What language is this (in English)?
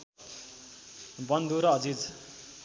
Nepali